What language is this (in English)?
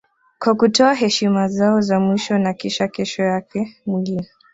Swahili